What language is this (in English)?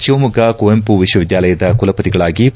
Kannada